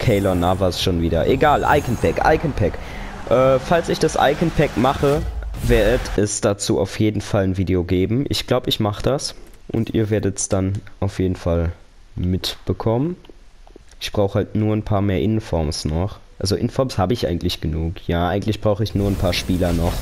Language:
German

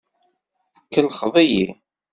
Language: Kabyle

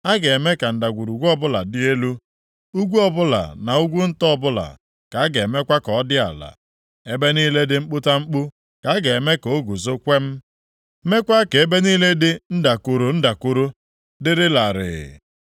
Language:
Igbo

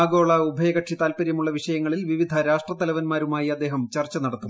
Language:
Malayalam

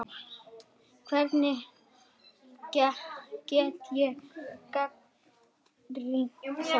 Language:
Icelandic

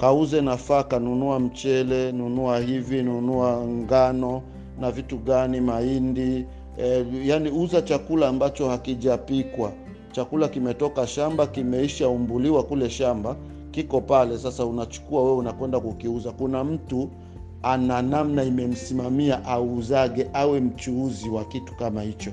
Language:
Swahili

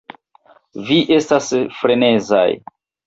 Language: Esperanto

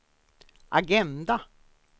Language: Swedish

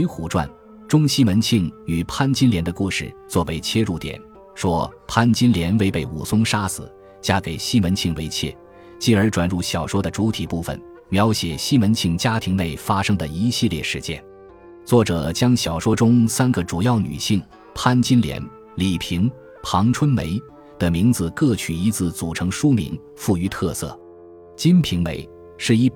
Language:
Chinese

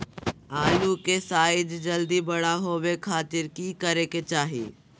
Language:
Magahi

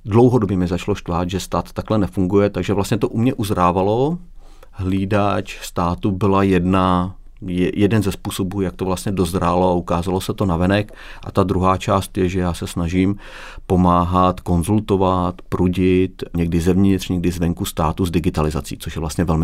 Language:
Czech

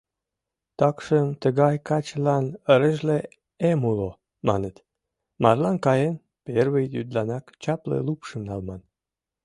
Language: Mari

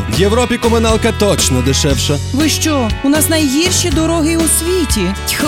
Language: Ukrainian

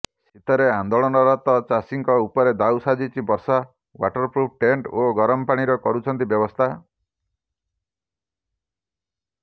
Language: Odia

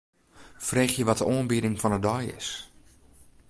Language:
Western Frisian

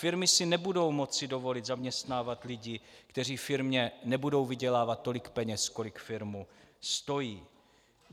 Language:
Czech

